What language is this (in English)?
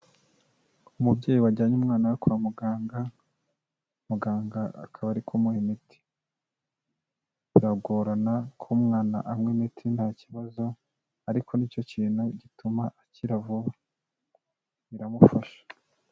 Kinyarwanda